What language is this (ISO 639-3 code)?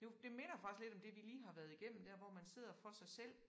dan